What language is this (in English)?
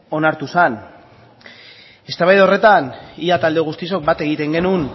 Basque